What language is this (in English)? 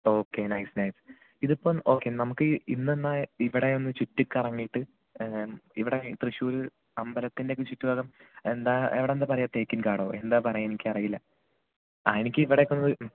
Malayalam